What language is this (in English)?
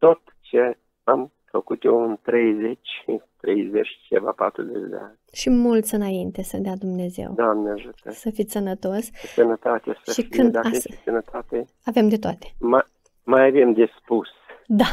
Romanian